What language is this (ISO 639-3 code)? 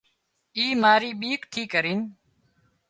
kxp